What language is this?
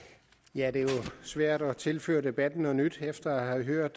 Danish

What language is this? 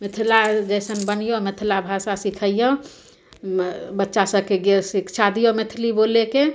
Maithili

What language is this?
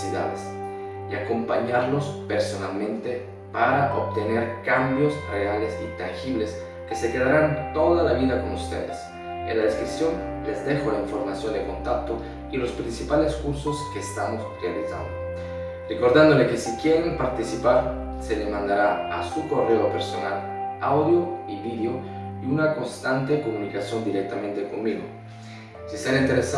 Spanish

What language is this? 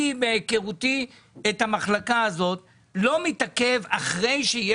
Hebrew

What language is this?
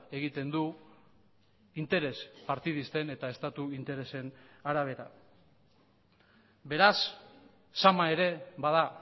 Basque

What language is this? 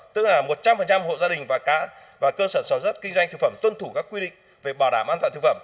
Vietnamese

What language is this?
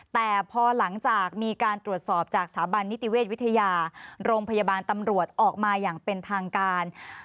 Thai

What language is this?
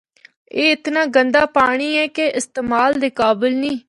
Northern Hindko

